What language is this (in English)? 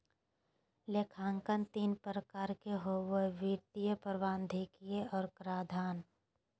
Magahi